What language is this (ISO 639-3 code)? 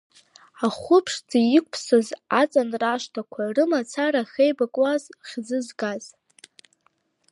abk